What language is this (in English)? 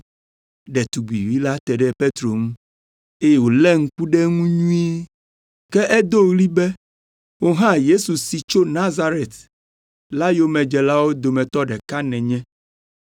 Ewe